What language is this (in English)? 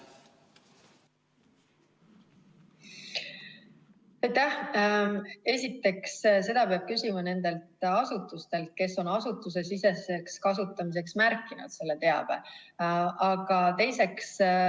Estonian